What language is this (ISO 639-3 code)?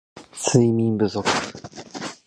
jpn